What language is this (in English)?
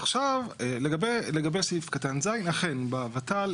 Hebrew